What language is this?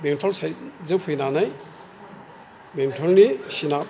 Bodo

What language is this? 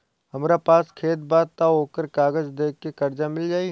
Bhojpuri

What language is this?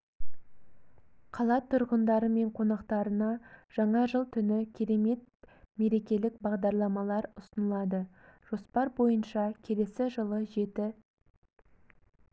Kazakh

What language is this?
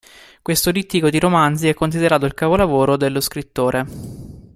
Italian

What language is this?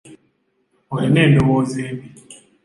Ganda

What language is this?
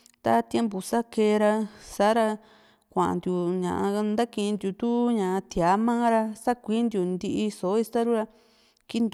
Juxtlahuaca Mixtec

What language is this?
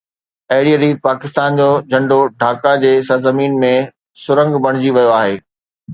Sindhi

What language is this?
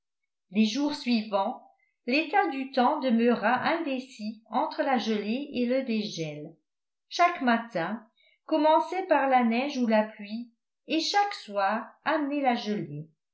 French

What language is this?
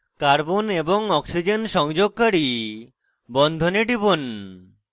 Bangla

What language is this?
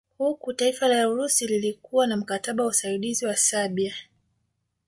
Swahili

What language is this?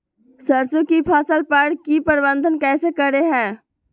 Magahi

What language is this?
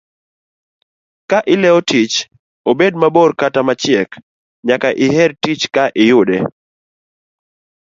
Luo (Kenya and Tanzania)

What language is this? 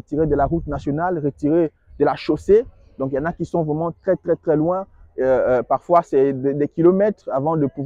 French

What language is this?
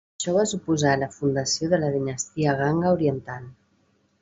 Catalan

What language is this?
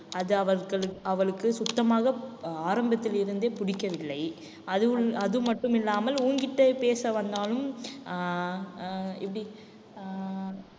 Tamil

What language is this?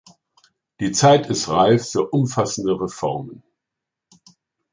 German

